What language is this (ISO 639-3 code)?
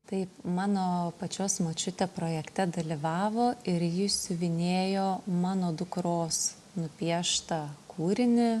lit